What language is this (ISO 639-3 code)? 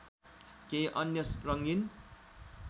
nep